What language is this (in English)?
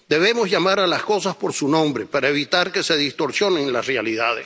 Spanish